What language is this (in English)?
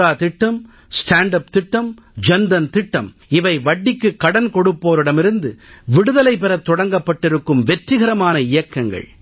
Tamil